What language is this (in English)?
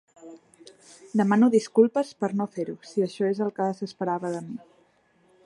Catalan